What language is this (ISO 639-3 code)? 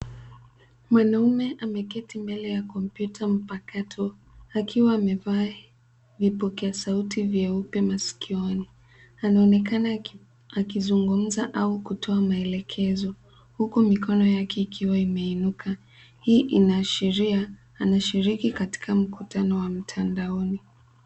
swa